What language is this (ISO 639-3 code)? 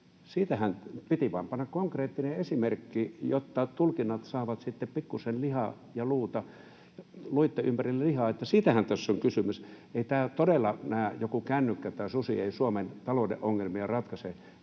fin